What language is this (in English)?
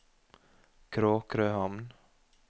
Norwegian